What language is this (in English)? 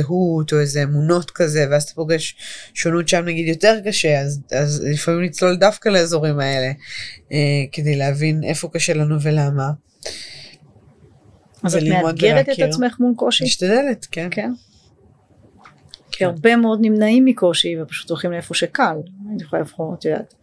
Hebrew